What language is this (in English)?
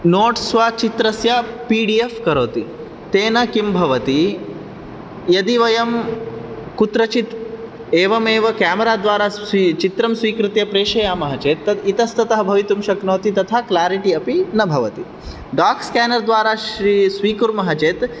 Sanskrit